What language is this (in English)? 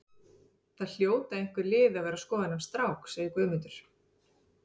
Icelandic